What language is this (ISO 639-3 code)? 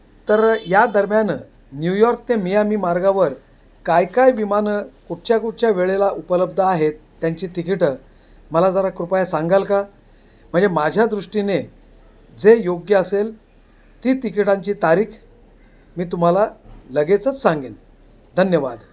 mar